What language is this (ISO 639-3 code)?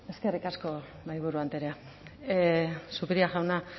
eus